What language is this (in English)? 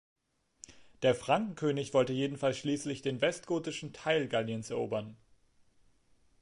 German